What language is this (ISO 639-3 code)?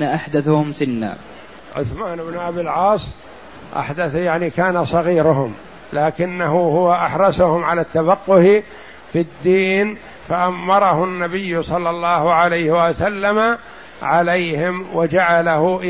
ara